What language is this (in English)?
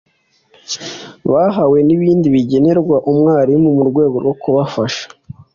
Kinyarwanda